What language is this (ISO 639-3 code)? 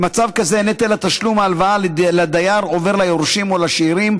heb